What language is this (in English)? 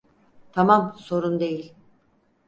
Turkish